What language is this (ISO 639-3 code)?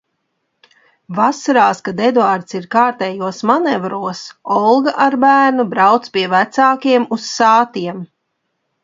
lav